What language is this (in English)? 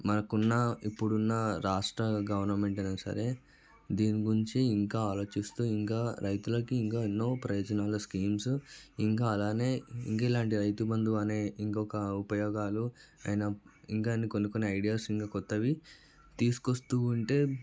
Telugu